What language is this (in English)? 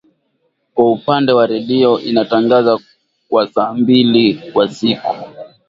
Swahili